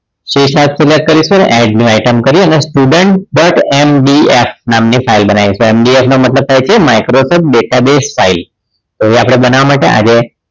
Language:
Gujarati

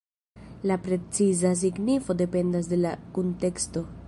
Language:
Esperanto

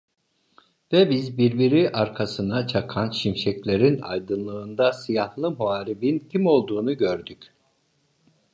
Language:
Turkish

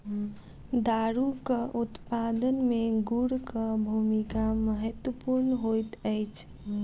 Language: Maithili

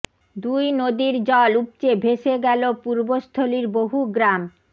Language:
Bangla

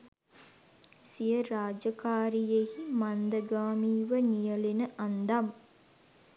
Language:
Sinhala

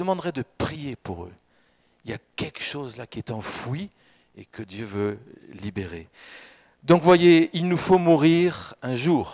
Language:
French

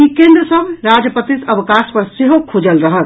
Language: Maithili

